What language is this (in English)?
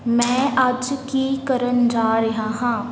Punjabi